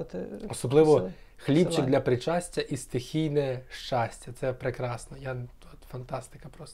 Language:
Ukrainian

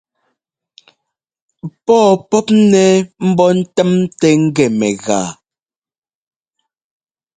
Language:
Ngomba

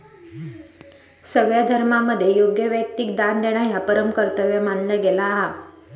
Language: Marathi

